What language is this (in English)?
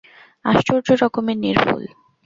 Bangla